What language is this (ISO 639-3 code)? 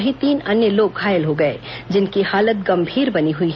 hin